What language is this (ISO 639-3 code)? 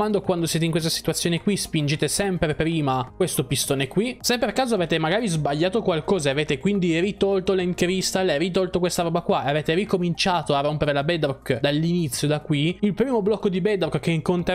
ita